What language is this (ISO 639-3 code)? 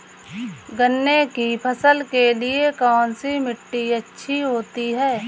hin